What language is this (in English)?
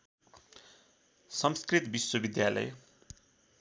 Nepali